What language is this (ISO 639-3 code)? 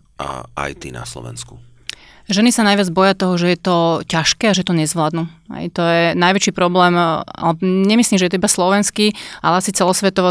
slk